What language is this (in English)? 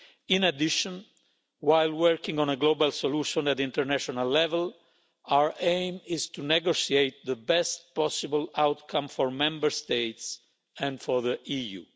English